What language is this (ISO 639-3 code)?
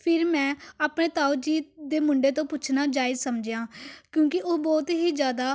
pan